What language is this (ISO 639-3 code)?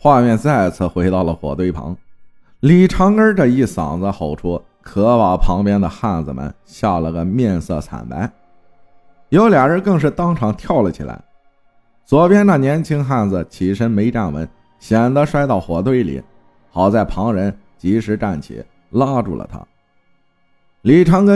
zho